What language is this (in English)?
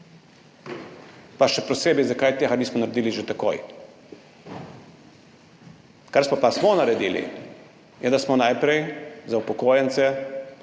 Slovenian